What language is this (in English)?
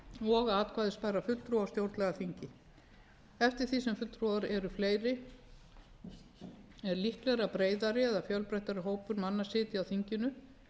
Icelandic